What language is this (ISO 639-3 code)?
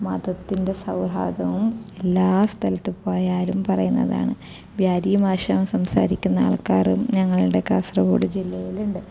mal